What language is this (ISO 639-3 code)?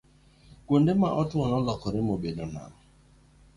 luo